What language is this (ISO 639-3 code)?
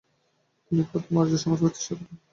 ben